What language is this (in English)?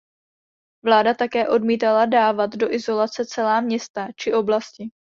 Czech